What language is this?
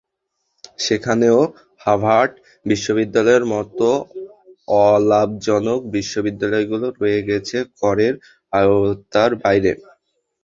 Bangla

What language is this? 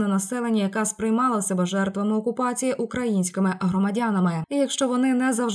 Ukrainian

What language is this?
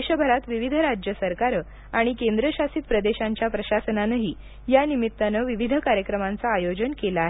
Marathi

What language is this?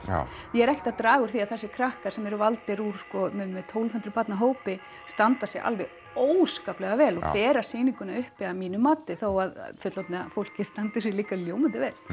Icelandic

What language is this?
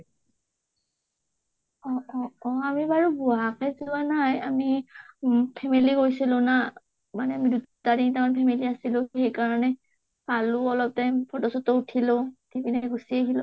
Assamese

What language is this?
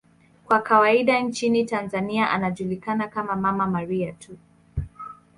Swahili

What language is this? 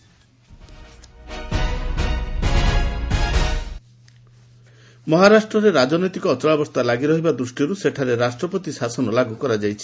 Odia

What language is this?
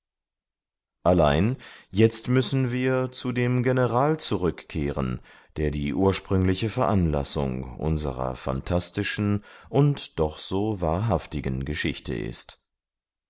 German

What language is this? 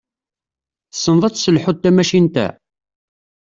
Kabyle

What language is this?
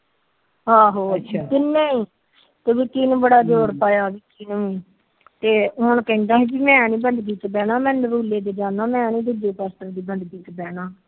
Punjabi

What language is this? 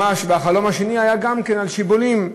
Hebrew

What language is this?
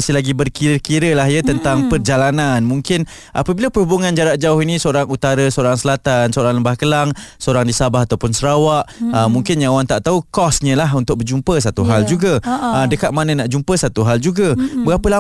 Malay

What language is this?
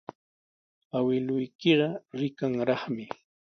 Sihuas Ancash Quechua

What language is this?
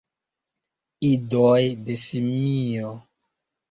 Esperanto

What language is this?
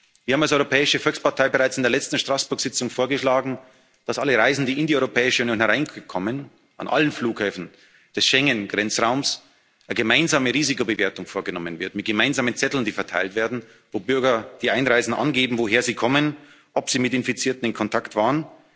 German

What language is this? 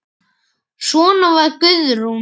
Icelandic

